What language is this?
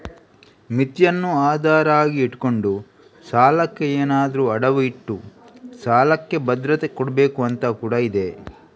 Kannada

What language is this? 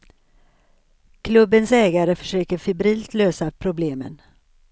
Swedish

